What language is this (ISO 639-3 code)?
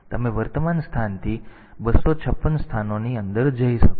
guj